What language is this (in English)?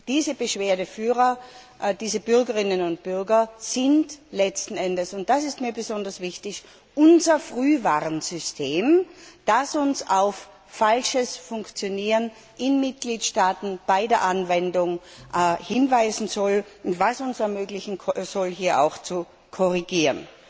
German